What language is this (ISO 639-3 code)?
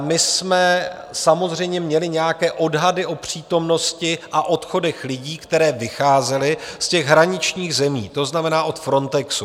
ces